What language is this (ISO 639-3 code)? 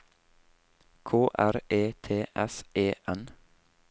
nor